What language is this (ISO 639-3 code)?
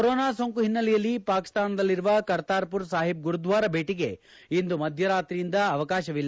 kan